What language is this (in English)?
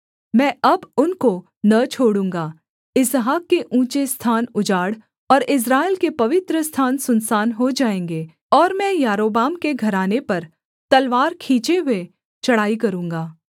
Hindi